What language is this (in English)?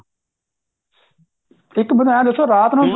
Punjabi